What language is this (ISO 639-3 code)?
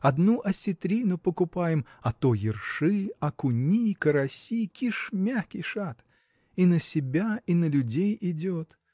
rus